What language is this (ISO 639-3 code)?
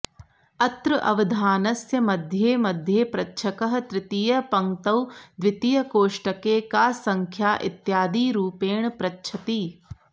san